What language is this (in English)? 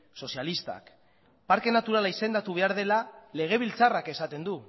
Basque